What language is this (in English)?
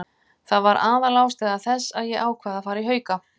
Icelandic